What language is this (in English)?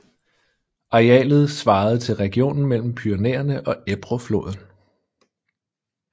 Danish